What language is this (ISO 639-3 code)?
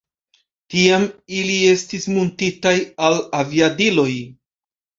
epo